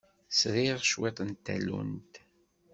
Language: Kabyle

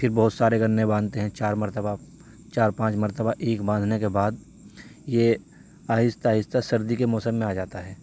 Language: Urdu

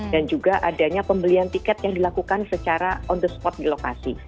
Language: Indonesian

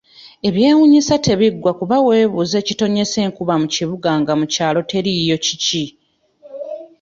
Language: Ganda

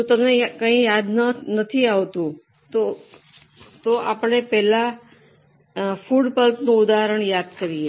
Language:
Gujarati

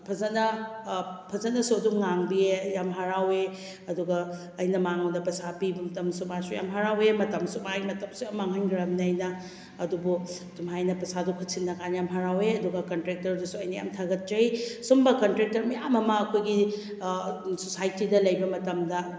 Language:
Manipuri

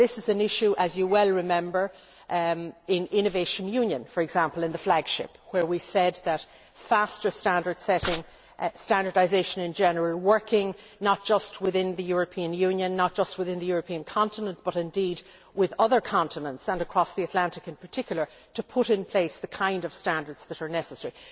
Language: English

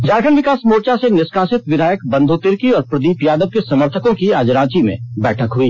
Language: Hindi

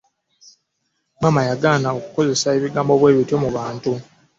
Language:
Ganda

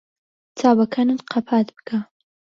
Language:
Central Kurdish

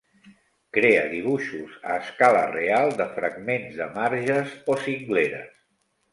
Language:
Catalan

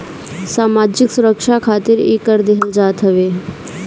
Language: Bhojpuri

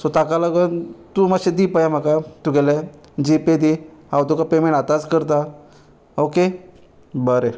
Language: Konkani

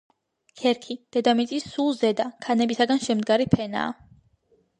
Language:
Georgian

